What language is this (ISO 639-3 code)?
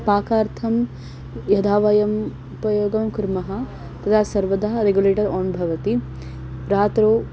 san